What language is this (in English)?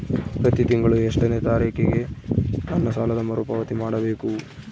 Kannada